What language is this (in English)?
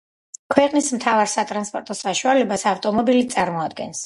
Georgian